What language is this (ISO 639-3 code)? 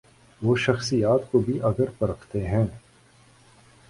urd